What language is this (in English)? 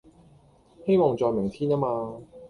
Cantonese